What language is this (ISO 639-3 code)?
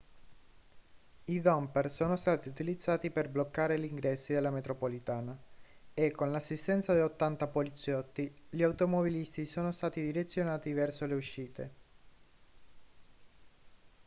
ita